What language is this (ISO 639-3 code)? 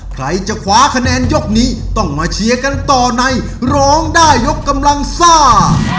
tha